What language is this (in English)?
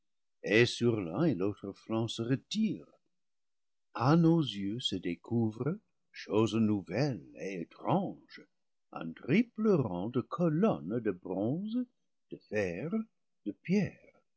French